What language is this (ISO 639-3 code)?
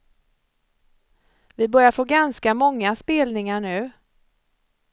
swe